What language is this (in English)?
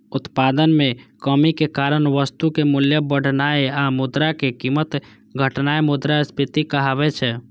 Maithili